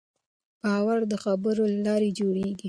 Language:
Pashto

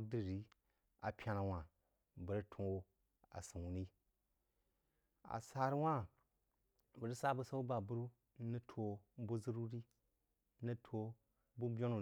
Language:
Jiba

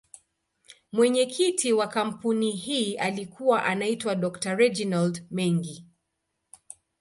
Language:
Swahili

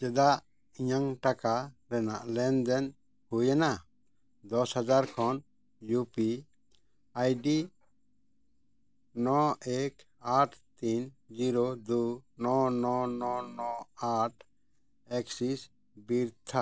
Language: Santali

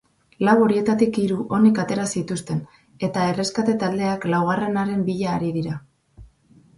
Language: Basque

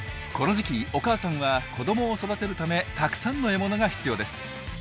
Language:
Japanese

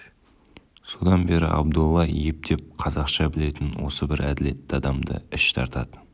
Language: Kazakh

